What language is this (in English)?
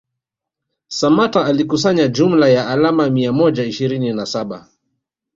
Swahili